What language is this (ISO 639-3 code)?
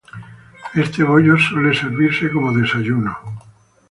spa